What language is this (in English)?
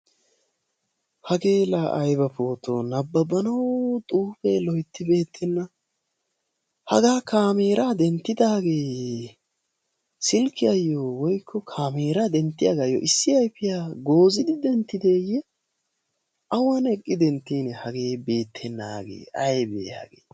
Wolaytta